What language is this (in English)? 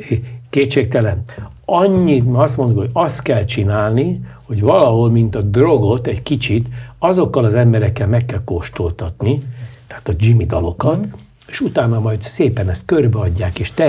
Hungarian